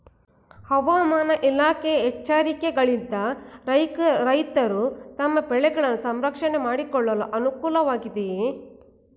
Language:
Kannada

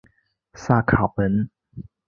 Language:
Chinese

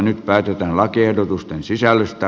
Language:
Finnish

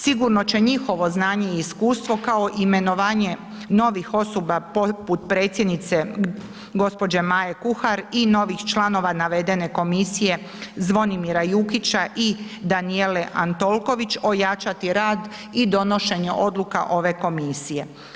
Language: Croatian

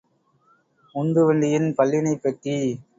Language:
Tamil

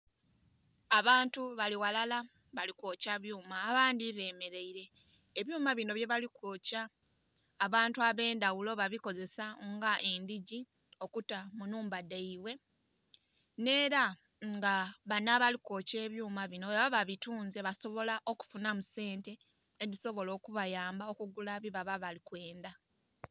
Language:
Soga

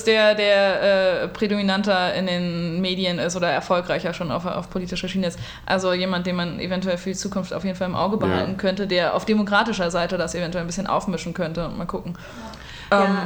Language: German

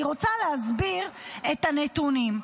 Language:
Hebrew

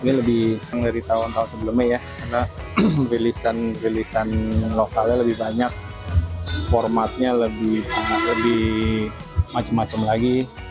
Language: Indonesian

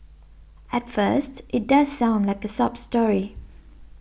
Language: English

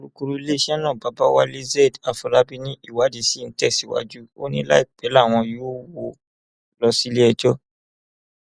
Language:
Yoruba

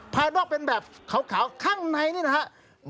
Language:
Thai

